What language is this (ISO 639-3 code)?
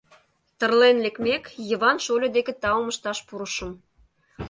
chm